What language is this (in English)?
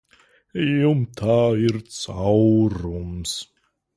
Latvian